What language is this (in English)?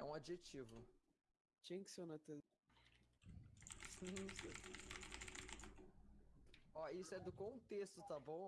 Portuguese